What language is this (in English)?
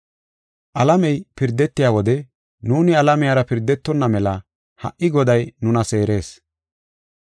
Gofa